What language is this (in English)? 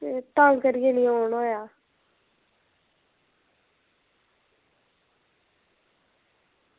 Dogri